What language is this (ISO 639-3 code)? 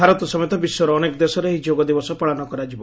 ori